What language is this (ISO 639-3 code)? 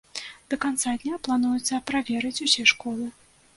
bel